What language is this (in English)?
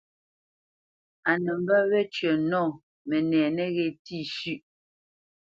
Bamenyam